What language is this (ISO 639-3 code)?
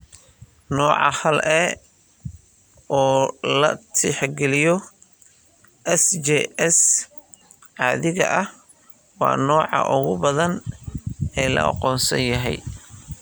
som